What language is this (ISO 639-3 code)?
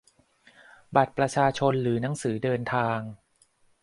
tha